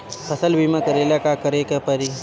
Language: Bhojpuri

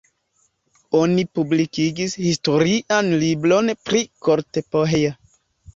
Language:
Esperanto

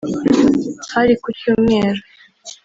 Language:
Kinyarwanda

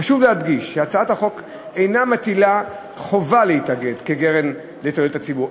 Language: Hebrew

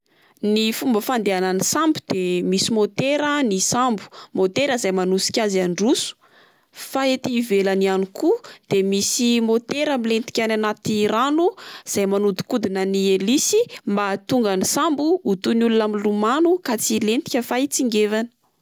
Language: Malagasy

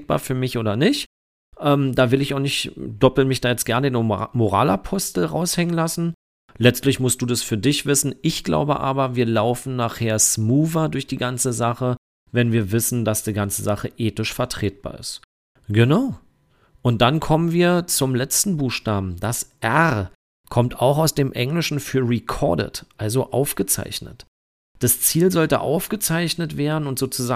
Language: German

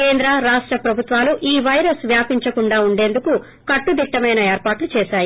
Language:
Telugu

